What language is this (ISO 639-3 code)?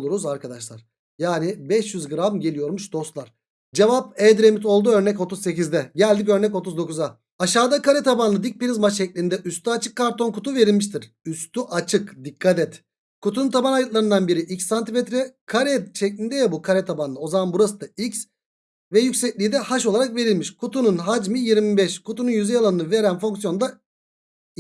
tur